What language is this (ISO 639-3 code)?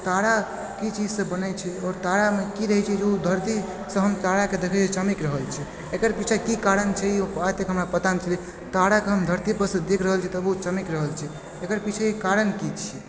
mai